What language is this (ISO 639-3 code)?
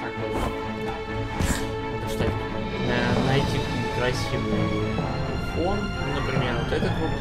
rus